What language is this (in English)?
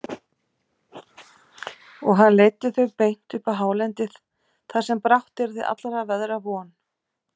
Icelandic